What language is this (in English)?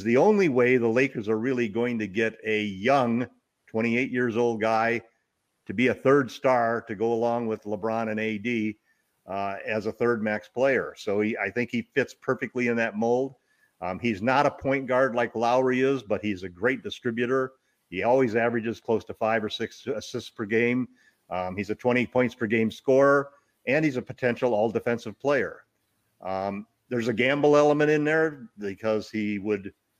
English